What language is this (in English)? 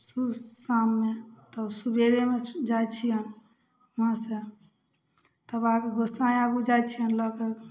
Maithili